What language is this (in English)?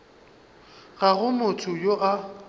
Northern Sotho